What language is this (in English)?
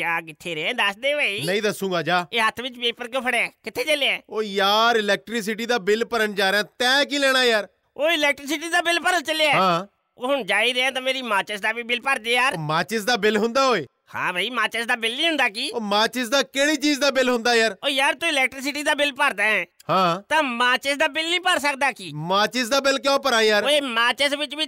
Punjabi